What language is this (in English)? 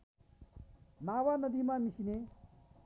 Nepali